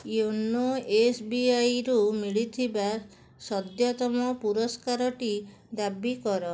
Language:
Odia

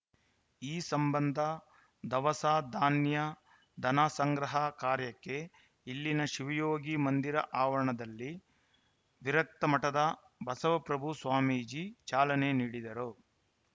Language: Kannada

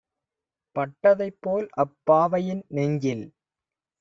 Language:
Tamil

